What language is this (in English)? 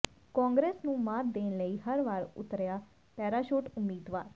Punjabi